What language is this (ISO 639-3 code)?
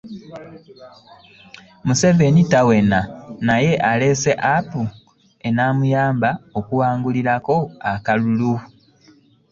lug